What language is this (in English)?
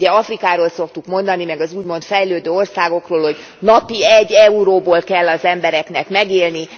Hungarian